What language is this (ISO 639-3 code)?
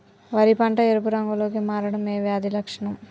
tel